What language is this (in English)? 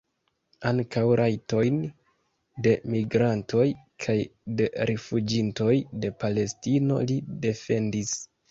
Esperanto